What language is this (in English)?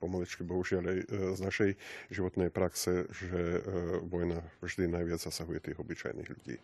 Slovak